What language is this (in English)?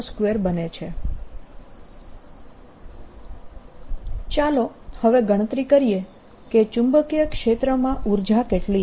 Gujarati